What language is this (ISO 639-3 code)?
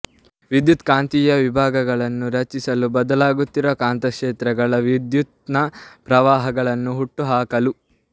kan